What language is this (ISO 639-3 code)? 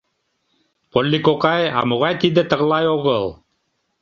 chm